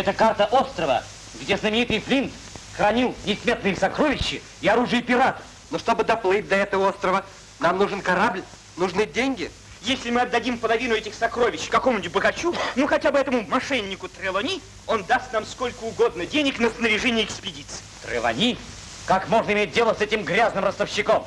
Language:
Russian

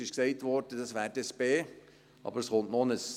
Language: Swiss German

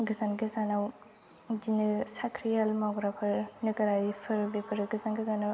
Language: Bodo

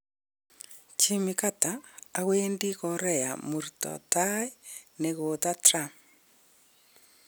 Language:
Kalenjin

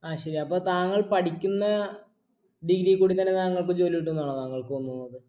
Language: Malayalam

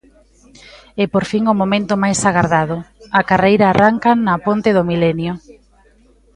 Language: Galician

